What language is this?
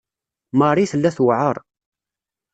Kabyle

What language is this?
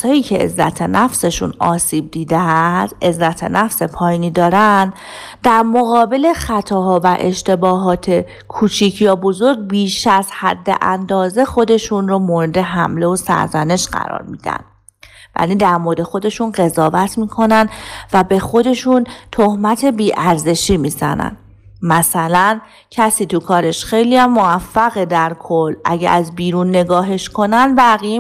Persian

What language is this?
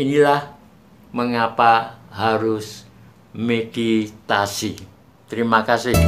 Indonesian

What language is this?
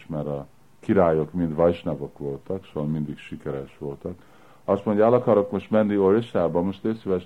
Hungarian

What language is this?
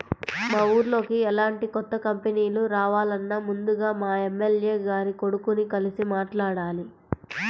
Telugu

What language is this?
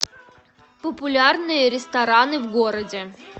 Russian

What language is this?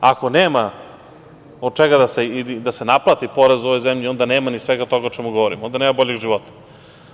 Serbian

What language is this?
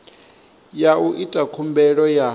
Venda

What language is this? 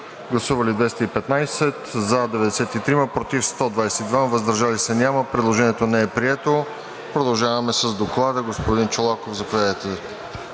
Bulgarian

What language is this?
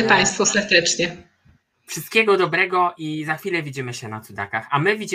Polish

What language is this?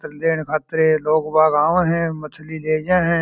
Marwari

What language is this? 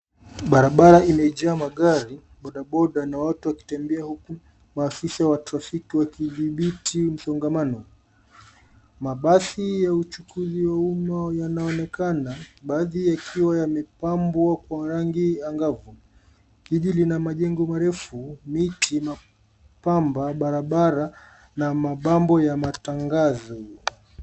Swahili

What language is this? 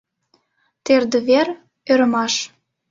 Mari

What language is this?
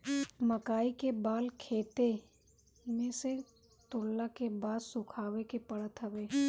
Bhojpuri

